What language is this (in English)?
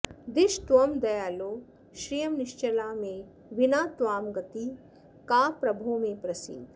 Sanskrit